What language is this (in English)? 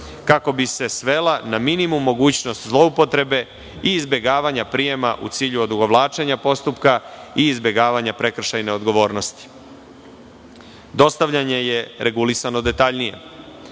Serbian